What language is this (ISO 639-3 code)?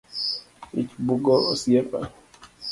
luo